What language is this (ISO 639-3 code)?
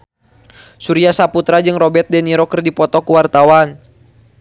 sun